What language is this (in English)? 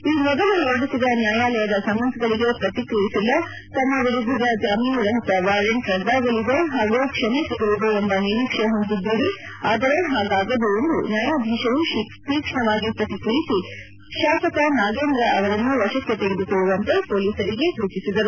Kannada